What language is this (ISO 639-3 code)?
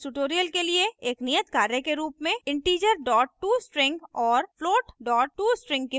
hin